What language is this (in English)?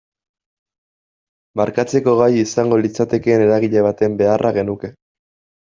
Basque